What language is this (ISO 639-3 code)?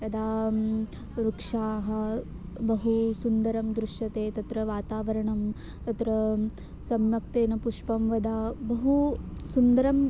san